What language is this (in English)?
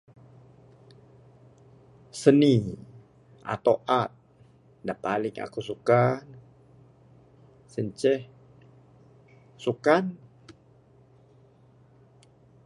Bukar-Sadung Bidayuh